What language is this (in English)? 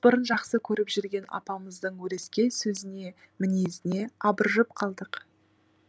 Kazakh